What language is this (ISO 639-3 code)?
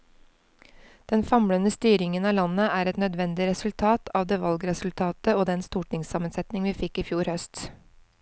nor